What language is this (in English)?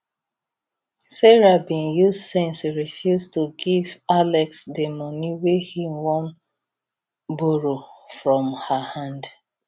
Nigerian Pidgin